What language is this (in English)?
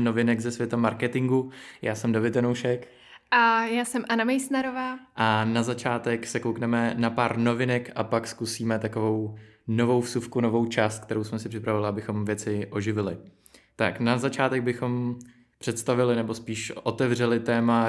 Czech